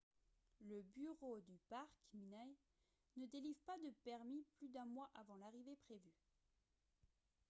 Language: French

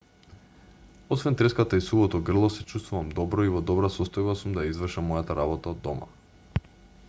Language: Macedonian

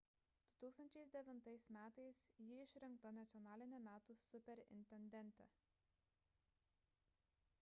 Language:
Lithuanian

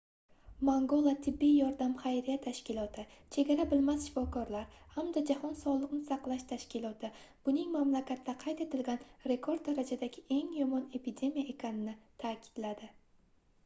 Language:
Uzbek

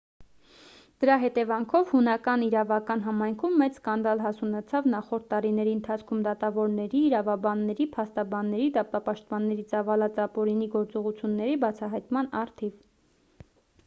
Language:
Armenian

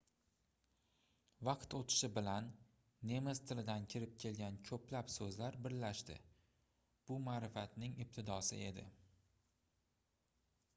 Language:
Uzbek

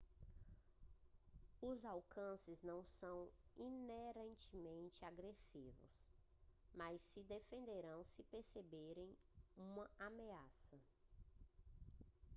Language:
Portuguese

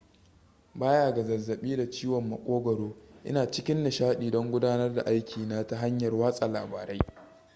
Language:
Hausa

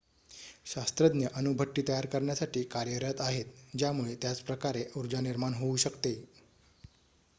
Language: Marathi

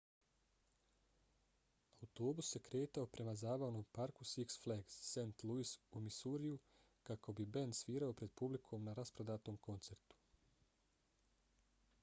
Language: Bosnian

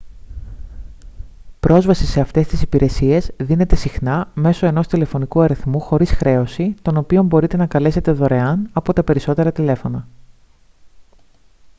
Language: Greek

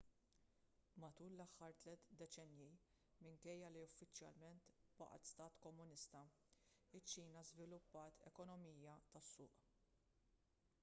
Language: Maltese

